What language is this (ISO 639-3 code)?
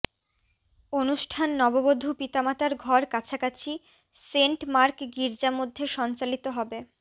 ben